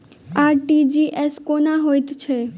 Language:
Maithili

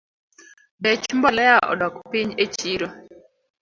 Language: Luo (Kenya and Tanzania)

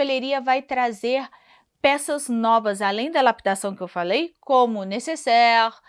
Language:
Portuguese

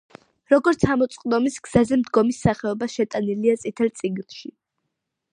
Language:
Georgian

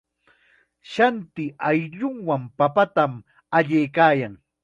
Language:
Chiquián Ancash Quechua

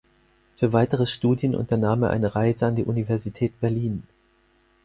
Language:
German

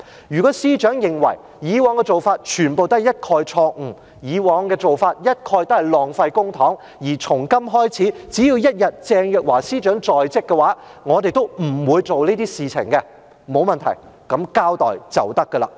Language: Cantonese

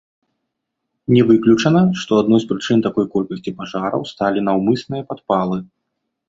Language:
Belarusian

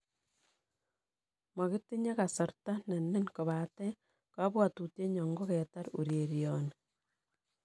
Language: Kalenjin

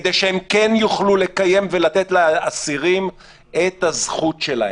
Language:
Hebrew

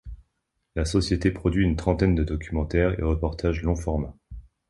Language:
French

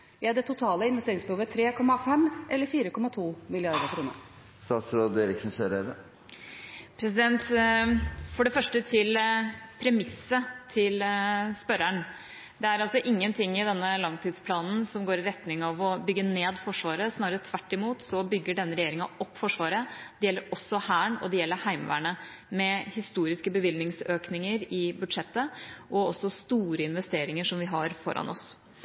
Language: Norwegian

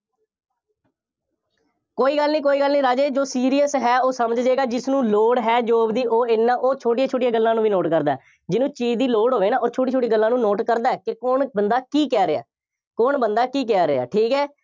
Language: Punjabi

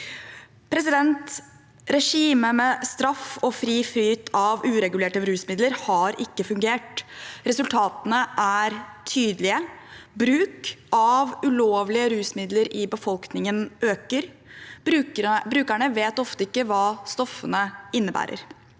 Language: Norwegian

